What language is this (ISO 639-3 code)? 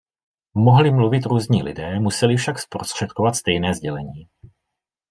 ces